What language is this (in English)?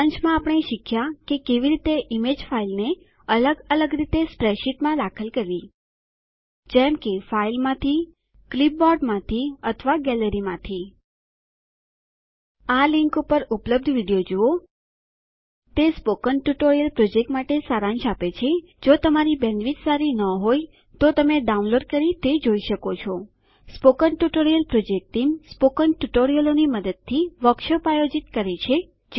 Gujarati